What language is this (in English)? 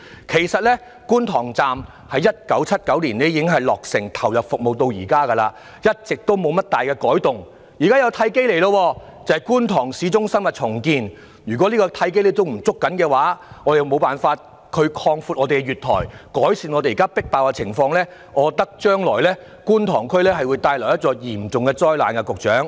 Cantonese